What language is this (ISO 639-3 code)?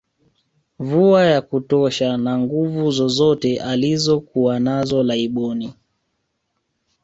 swa